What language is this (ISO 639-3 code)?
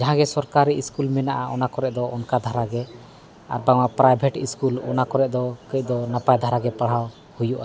sat